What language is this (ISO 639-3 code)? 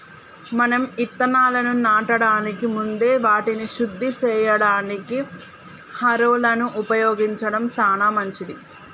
tel